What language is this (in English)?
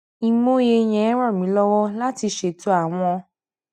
Yoruba